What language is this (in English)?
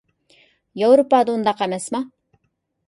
Uyghur